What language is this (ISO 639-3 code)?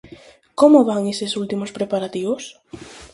glg